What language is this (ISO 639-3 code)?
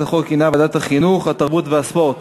heb